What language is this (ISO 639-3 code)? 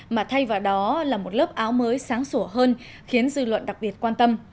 vie